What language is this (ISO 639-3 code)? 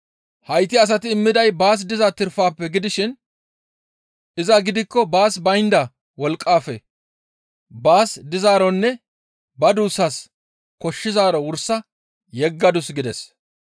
gmv